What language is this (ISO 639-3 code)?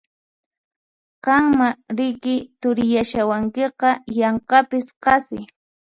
qxp